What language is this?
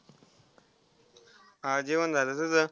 Marathi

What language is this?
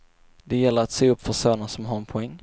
Swedish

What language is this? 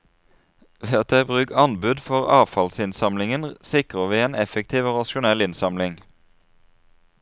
Norwegian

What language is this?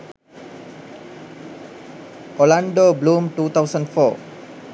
Sinhala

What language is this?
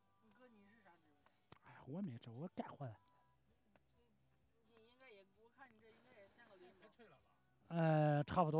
Chinese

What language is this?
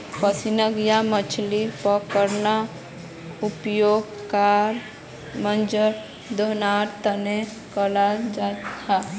Magahi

